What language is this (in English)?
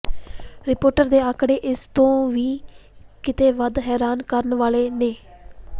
Punjabi